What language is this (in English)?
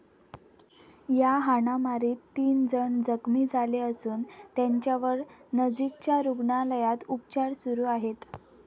Marathi